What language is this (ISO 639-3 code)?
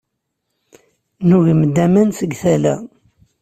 kab